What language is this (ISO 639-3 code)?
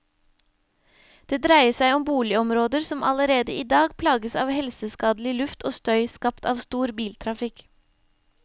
nor